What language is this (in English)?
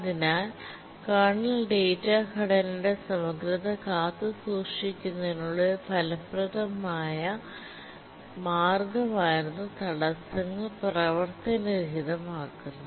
Malayalam